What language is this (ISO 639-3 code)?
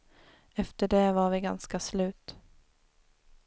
swe